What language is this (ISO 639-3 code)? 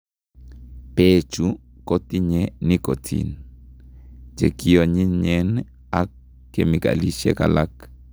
kln